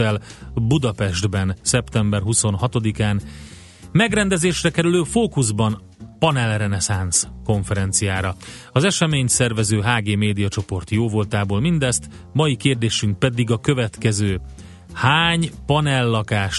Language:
Hungarian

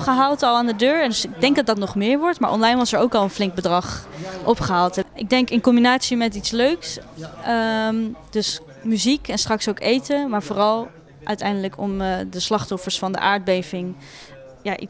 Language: Dutch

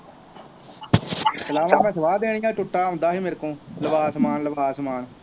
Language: Punjabi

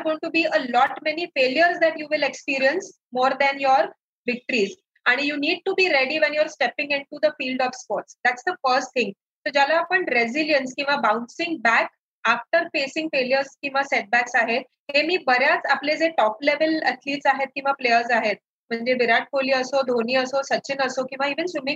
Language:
Marathi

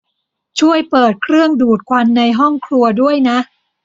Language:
Thai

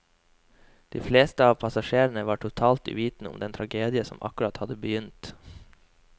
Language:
Norwegian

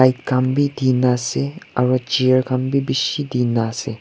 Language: Naga Pidgin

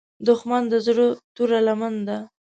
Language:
Pashto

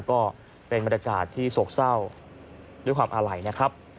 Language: Thai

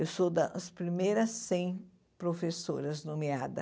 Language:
Portuguese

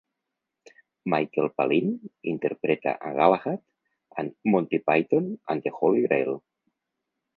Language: Catalan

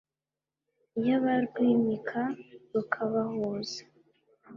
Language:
Kinyarwanda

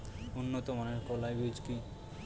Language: Bangla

